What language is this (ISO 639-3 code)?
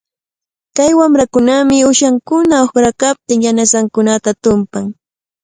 qvl